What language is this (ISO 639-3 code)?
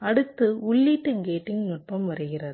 tam